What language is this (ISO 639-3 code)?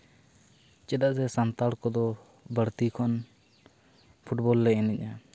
sat